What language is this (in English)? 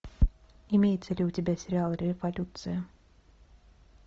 Russian